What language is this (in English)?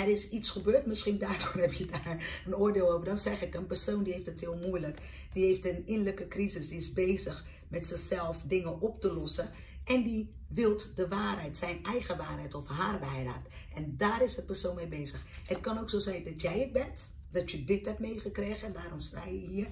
Dutch